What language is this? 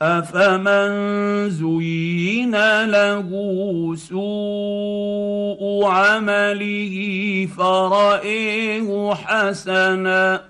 Arabic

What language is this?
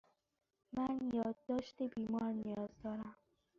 Persian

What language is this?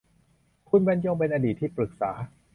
Thai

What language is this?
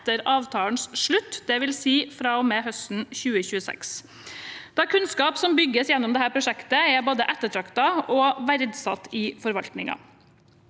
Norwegian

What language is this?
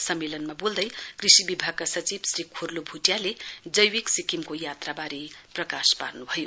Nepali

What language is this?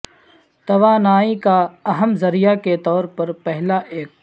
Urdu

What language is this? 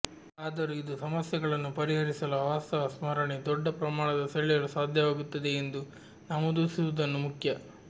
Kannada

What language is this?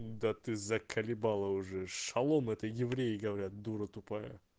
Russian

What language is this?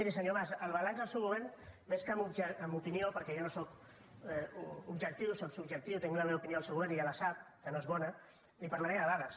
Catalan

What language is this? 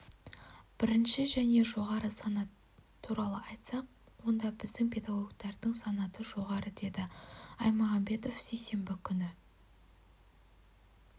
Kazakh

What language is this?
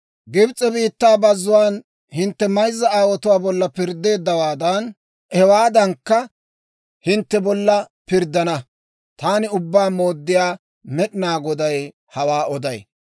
Dawro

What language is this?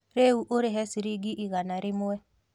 Kikuyu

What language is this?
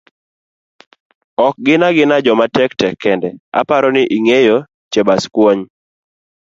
Luo (Kenya and Tanzania)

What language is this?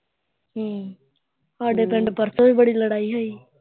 Punjabi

